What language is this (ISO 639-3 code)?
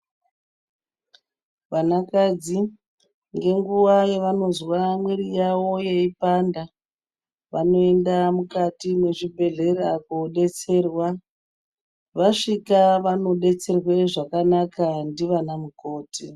ndc